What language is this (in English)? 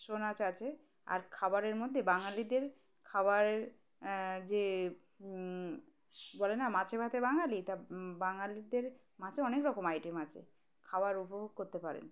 Bangla